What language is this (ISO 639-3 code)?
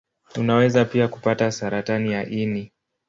swa